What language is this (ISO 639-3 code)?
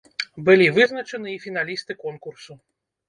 bel